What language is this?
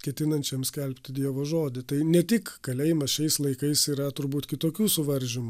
Lithuanian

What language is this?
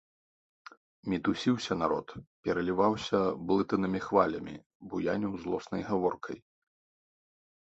Belarusian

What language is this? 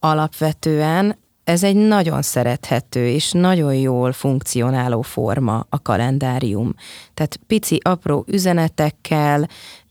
Hungarian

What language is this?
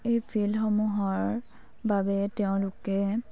Assamese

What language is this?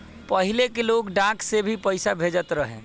Bhojpuri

